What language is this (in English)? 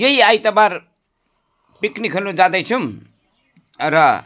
Nepali